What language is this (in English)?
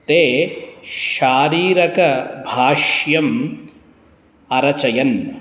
Sanskrit